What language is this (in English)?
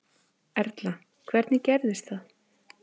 Icelandic